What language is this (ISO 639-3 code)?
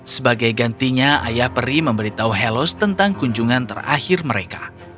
ind